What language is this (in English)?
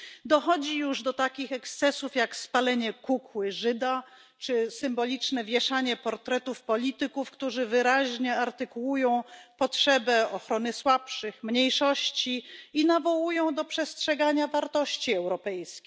Polish